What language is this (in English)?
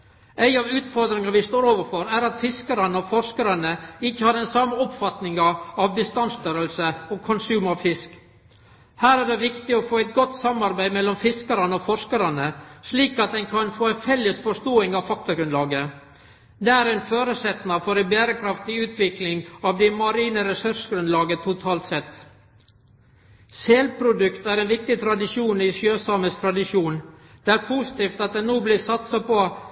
Norwegian Nynorsk